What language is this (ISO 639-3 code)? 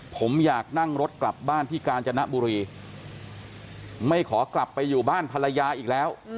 tha